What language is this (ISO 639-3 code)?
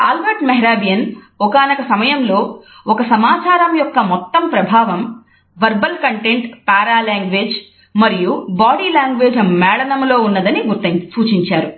tel